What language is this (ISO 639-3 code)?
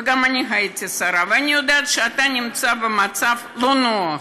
heb